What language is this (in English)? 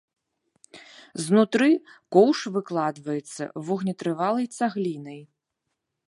Belarusian